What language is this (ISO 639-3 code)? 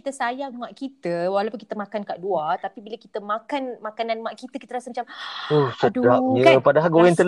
msa